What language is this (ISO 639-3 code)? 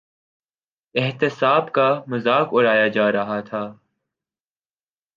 urd